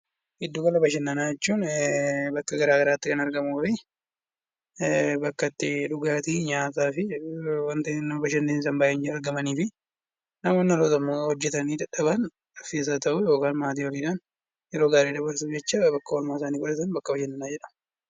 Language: Oromo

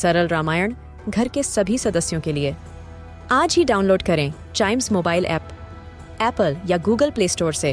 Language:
Hindi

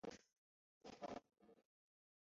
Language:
Chinese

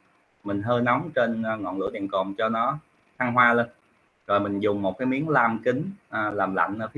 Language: Vietnamese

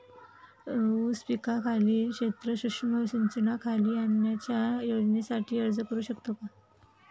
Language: Marathi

